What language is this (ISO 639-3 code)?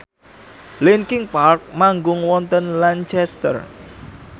jav